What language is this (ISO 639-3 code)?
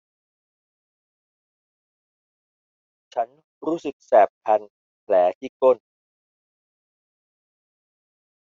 tha